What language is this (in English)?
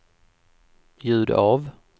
Swedish